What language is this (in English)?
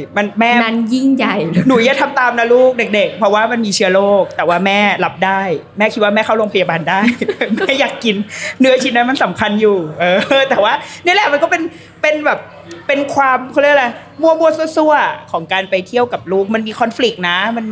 Thai